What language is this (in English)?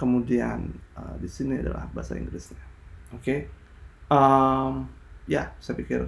Indonesian